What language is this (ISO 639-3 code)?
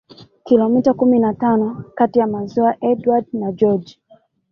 swa